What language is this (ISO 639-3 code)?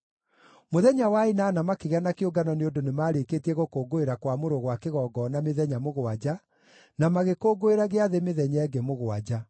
kik